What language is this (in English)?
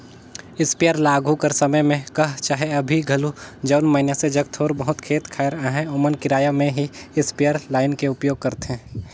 Chhattisgarhi